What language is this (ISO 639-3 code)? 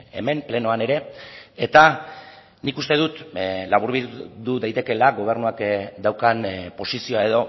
eus